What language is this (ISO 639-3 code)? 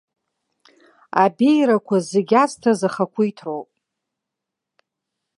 abk